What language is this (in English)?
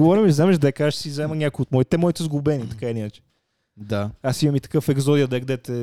Bulgarian